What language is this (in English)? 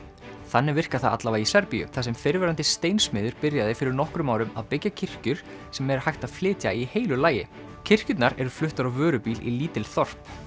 Icelandic